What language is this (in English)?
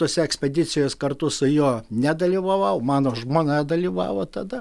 Lithuanian